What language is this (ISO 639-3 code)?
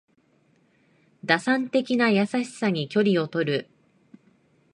jpn